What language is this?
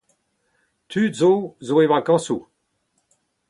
Breton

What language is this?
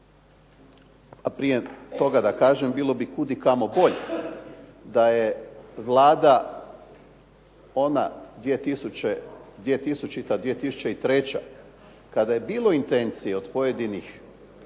Croatian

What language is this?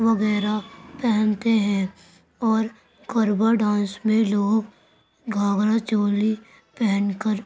Urdu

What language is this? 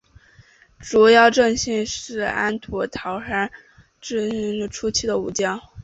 Chinese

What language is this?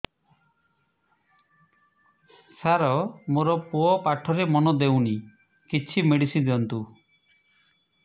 Odia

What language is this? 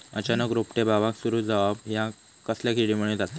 Marathi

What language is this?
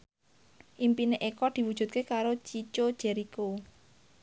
Javanese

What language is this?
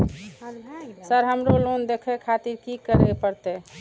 Maithili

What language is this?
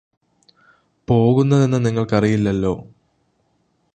Malayalam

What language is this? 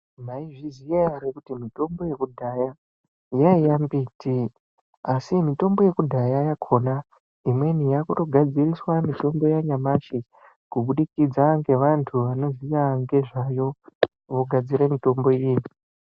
Ndau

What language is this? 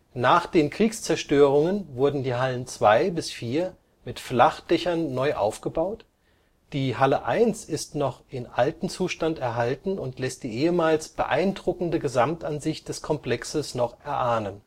German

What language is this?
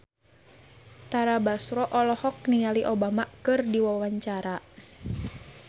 Sundanese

